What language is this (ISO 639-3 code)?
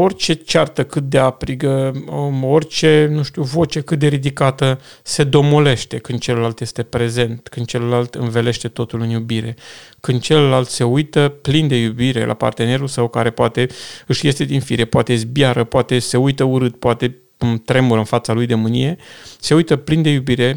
ron